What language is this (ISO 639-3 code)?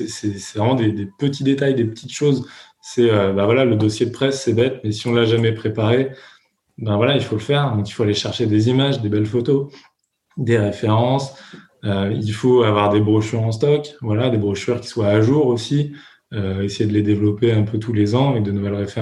fra